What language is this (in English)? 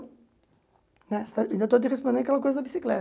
Portuguese